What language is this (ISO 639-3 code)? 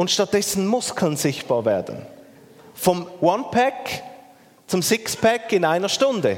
deu